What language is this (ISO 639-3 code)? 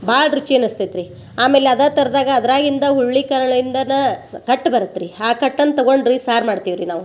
kan